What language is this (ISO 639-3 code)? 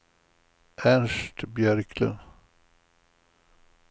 swe